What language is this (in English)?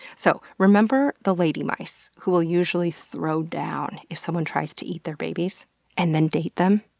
English